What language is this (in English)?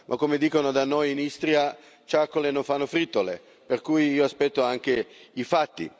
Italian